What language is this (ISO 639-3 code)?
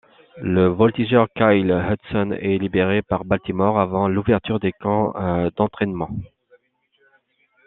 fra